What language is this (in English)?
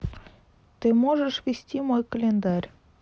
Russian